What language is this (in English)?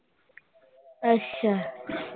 Punjabi